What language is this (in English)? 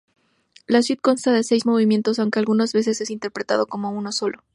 Spanish